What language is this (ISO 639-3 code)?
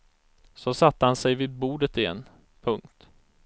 swe